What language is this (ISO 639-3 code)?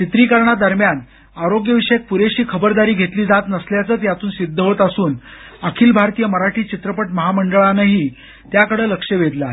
mar